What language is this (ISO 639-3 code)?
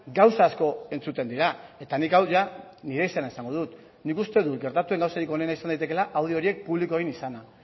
eus